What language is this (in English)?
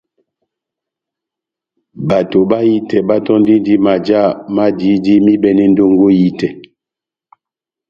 Batanga